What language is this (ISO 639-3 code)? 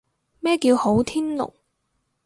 yue